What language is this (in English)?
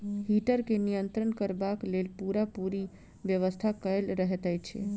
Maithili